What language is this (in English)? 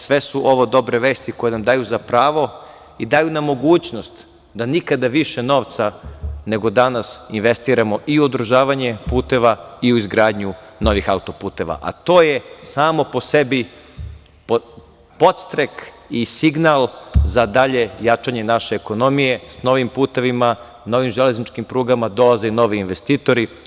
Serbian